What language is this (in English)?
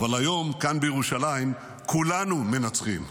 Hebrew